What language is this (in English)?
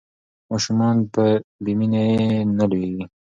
Pashto